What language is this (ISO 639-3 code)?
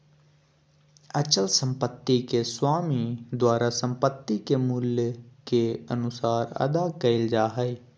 mag